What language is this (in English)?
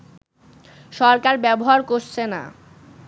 Bangla